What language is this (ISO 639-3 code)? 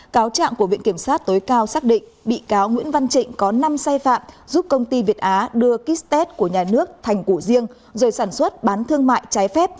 vie